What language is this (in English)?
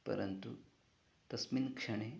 Sanskrit